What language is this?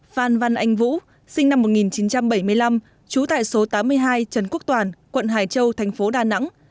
Vietnamese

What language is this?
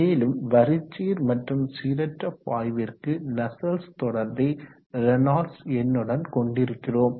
Tamil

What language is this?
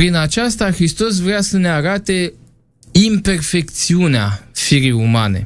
Romanian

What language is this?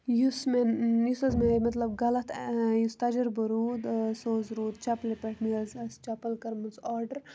Kashmiri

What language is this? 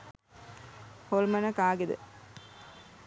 Sinhala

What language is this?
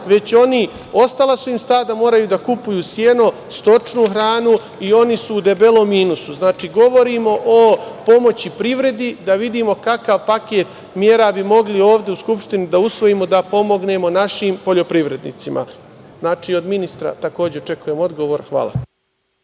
Serbian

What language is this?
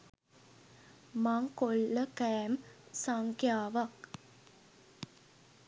Sinhala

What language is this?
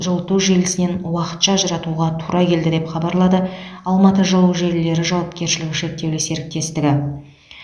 Kazakh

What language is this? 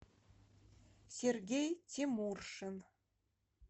Russian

